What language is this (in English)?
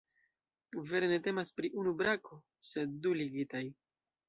Esperanto